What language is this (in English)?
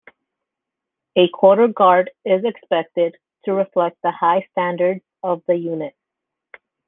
English